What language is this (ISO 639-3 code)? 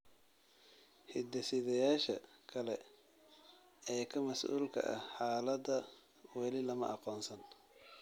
som